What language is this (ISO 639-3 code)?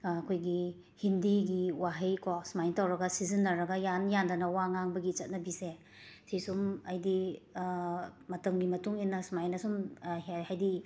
mni